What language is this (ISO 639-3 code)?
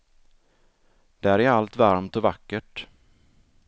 swe